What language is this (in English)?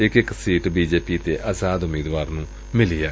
Punjabi